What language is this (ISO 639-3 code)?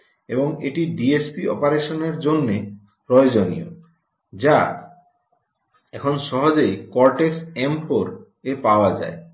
ben